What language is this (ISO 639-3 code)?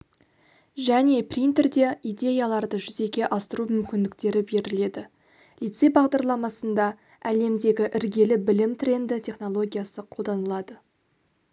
kaz